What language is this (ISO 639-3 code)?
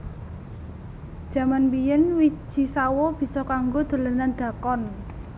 jav